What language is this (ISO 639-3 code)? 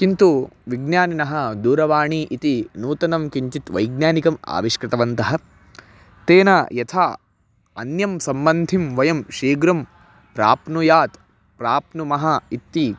san